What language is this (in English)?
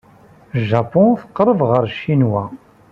Kabyle